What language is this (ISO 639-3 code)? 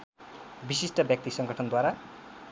nep